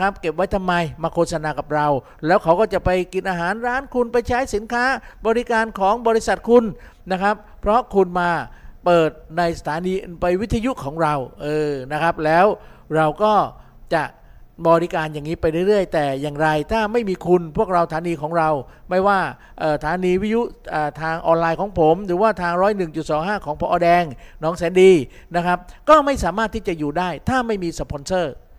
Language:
Thai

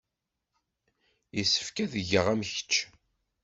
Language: Kabyle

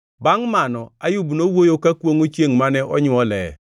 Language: Luo (Kenya and Tanzania)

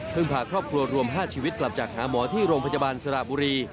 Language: Thai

